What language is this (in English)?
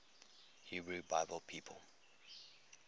English